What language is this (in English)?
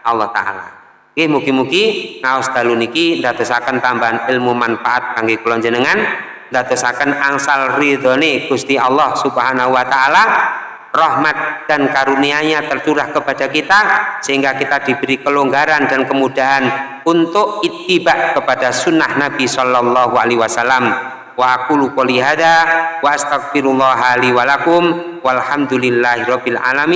Indonesian